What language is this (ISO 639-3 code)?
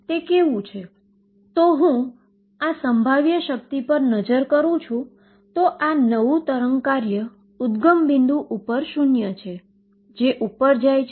guj